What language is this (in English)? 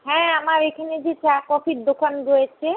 Bangla